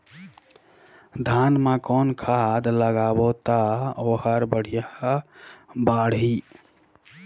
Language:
Chhattisgarhi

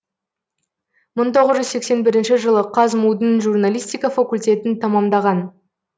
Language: Kazakh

